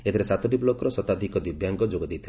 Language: Odia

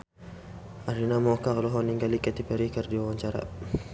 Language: Sundanese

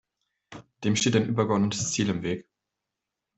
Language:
German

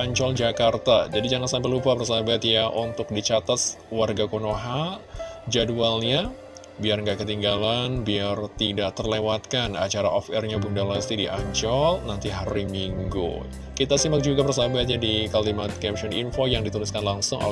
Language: Indonesian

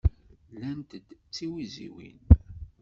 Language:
Kabyle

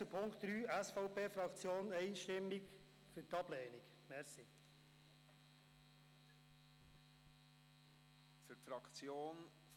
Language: Swiss German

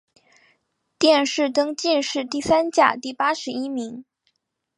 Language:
Chinese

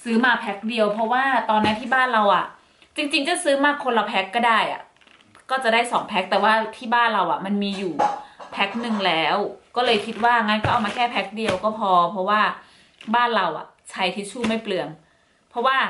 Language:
Thai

